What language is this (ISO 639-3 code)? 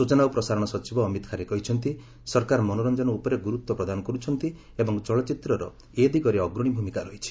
ori